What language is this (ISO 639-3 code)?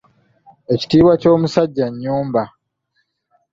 lug